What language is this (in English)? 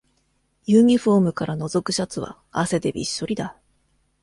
Japanese